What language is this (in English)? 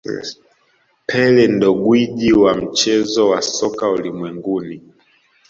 Swahili